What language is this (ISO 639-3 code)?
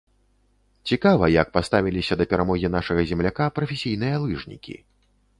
bel